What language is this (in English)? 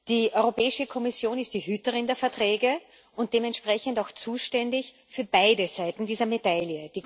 German